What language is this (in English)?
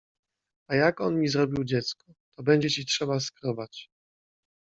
Polish